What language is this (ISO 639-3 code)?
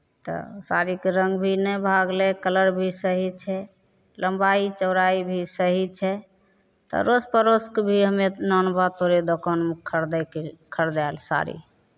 mai